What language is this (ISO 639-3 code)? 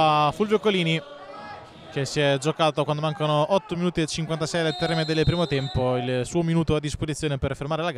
ita